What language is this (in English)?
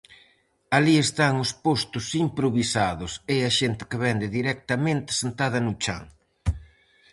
Galician